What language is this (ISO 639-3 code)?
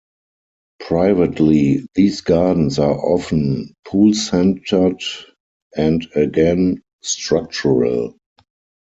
eng